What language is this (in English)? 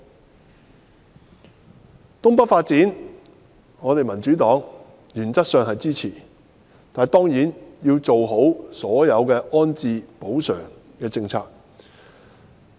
Cantonese